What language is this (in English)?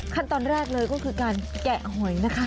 Thai